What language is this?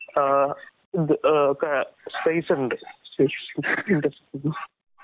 Malayalam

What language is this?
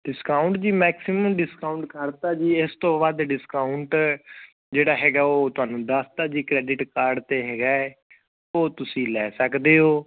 Punjabi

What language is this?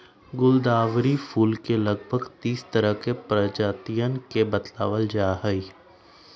Magahi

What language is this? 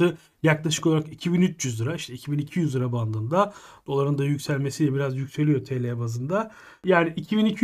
Turkish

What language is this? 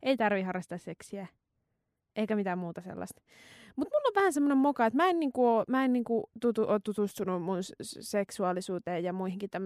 Finnish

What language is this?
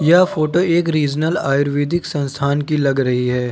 Hindi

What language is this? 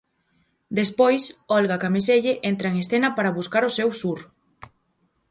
Galician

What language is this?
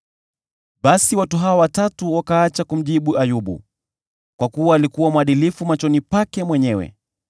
Swahili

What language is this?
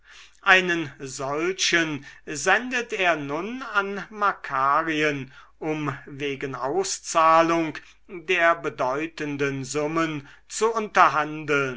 German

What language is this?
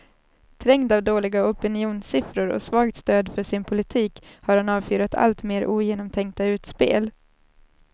Swedish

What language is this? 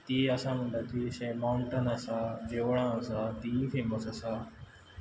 Konkani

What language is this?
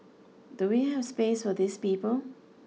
English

